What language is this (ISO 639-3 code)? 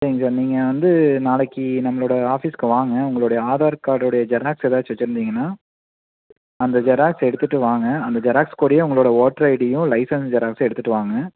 tam